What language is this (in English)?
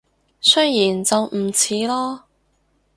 Cantonese